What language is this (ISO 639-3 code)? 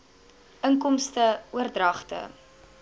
afr